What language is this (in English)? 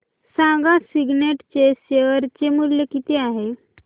Marathi